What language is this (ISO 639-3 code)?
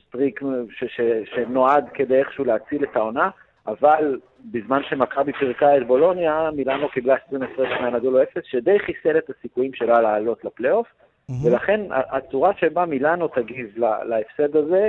heb